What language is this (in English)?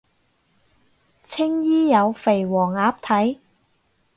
Cantonese